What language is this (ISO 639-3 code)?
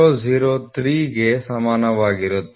kan